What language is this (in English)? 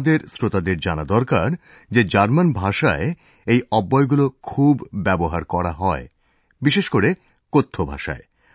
Bangla